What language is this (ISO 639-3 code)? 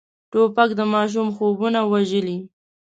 pus